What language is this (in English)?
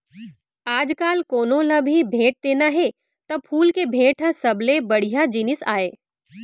Chhattisgarhi